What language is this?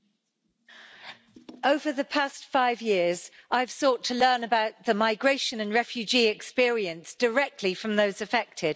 English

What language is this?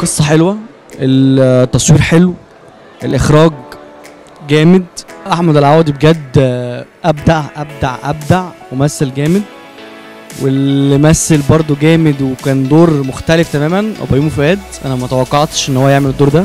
Arabic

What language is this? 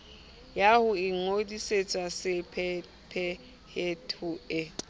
Southern Sotho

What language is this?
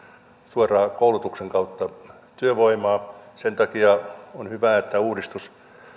Finnish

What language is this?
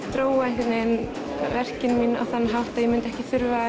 Icelandic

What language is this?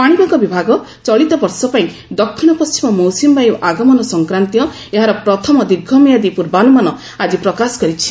Odia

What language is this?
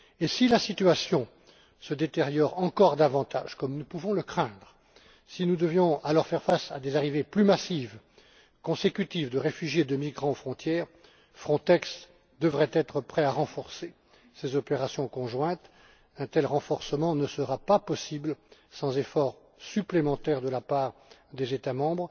French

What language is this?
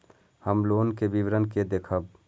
Maithili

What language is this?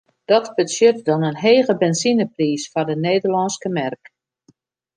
Western Frisian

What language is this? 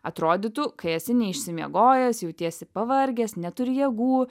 Lithuanian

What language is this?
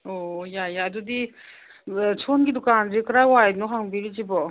Manipuri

